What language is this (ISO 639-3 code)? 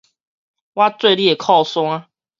nan